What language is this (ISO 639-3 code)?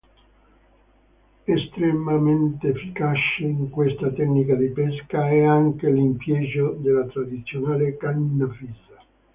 ita